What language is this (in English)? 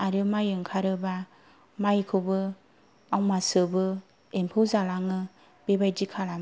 Bodo